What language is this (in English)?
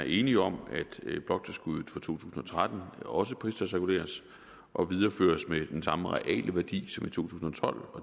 Danish